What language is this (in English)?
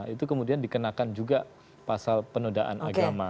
Indonesian